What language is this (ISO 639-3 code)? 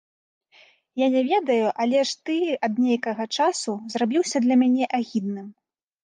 bel